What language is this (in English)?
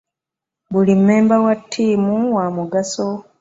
Ganda